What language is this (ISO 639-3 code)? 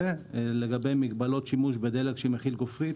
heb